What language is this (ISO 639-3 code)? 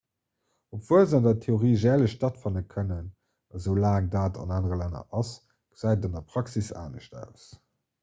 ltz